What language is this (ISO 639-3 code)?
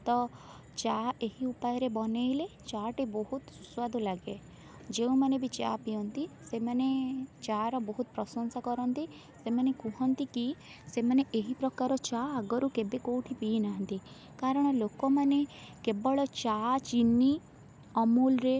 ori